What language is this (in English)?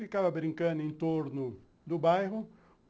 Portuguese